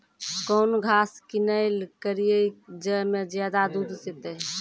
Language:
Maithili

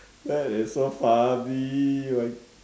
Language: English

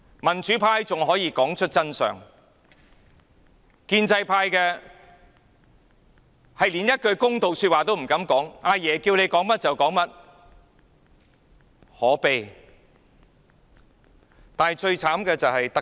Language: Cantonese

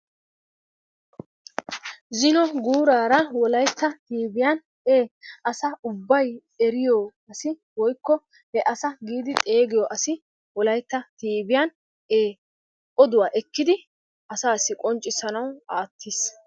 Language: Wolaytta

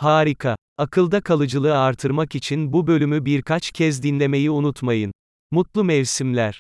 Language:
Turkish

